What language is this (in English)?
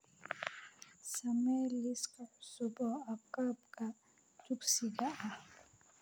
Somali